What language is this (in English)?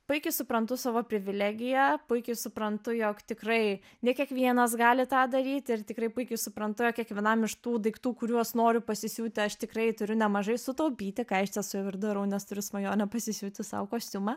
Lithuanian